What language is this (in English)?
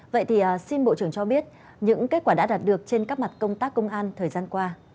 Vietnamese